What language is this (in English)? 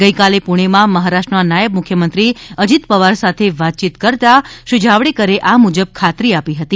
Gujarati